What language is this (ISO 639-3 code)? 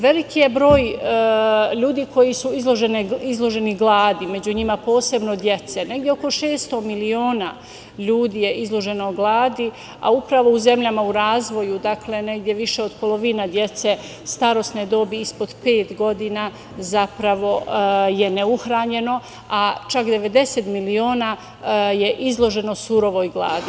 srp